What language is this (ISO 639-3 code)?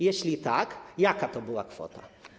pol